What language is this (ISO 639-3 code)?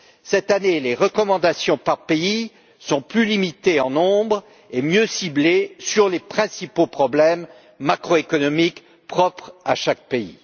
fra